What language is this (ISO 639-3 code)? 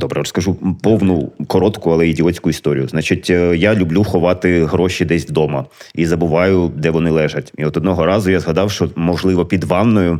ukr